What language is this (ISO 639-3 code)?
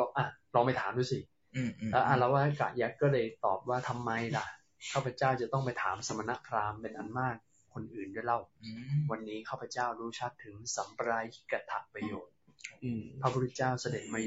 tha